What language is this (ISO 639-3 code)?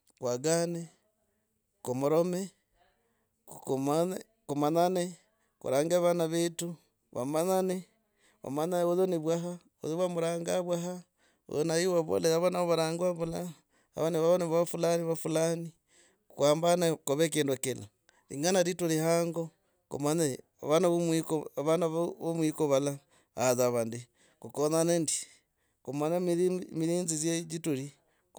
rag